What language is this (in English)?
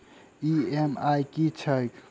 Maithili